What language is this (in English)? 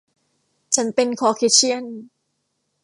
Thai